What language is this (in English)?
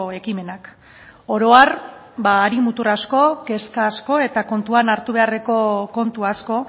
Basque